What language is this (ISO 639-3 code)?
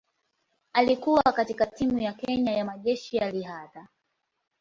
swa